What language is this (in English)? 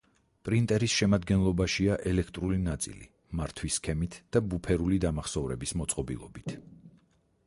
Georgian